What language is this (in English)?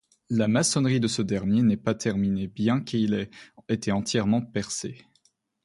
French